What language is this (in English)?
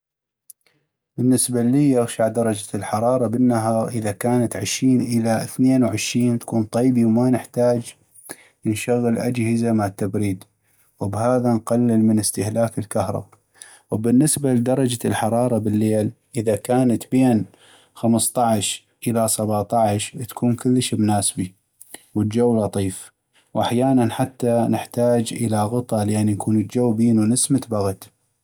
North Mesopotamian Arabic